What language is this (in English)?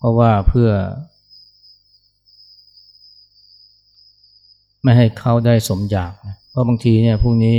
Thai